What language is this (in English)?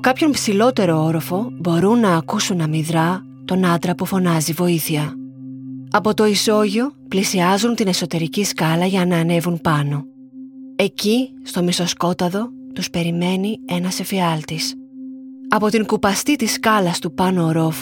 Greek